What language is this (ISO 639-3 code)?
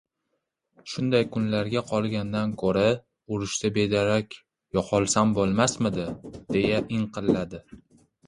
uzb